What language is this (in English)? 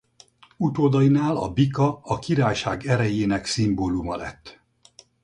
Hungarian